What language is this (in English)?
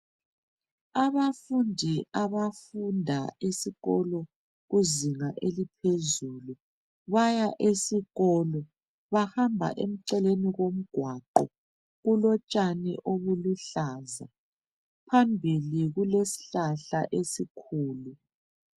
North Ndebele